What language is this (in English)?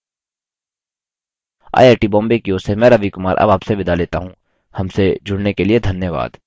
Hindi